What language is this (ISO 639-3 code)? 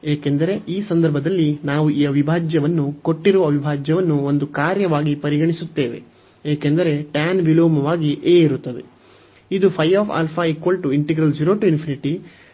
kan